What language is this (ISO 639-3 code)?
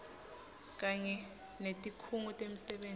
ssw